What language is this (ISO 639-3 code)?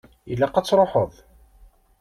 kab